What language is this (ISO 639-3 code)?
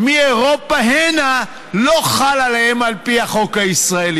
heb